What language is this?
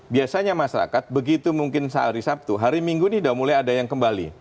Indonesian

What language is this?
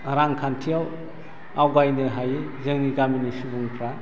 Bodo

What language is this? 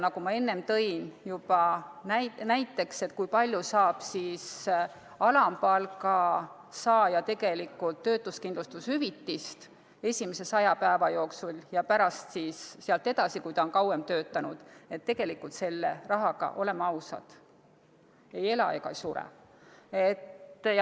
Estonian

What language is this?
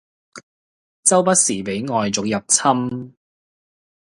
Cantonese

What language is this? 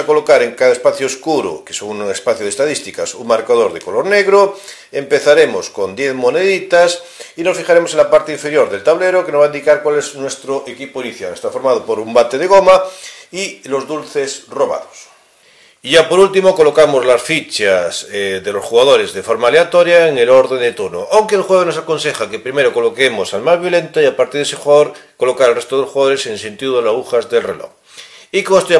Spanish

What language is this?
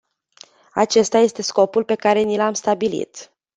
Romanian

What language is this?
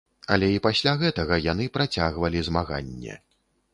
Belarusian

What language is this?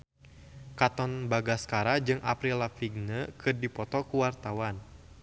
Sundanese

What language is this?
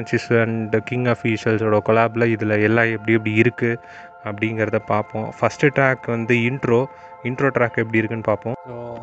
Tamil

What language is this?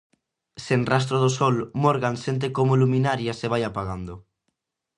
Galician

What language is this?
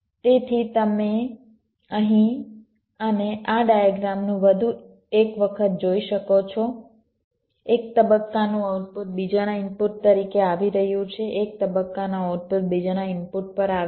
Gujarati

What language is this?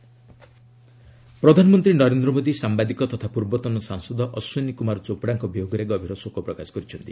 Odia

